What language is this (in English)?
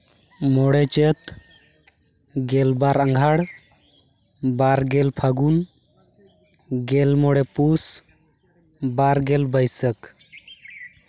Santali